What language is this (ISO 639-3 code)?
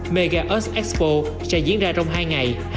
vie